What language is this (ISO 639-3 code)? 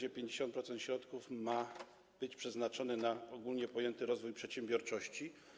pol